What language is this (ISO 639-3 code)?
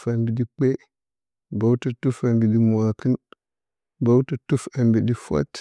bcy